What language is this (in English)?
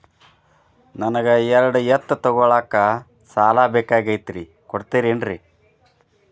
Kannada